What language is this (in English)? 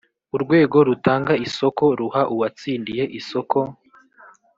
Kinyarwanda